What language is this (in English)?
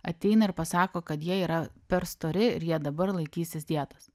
Lithuanian